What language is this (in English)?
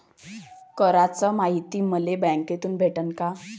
Marathi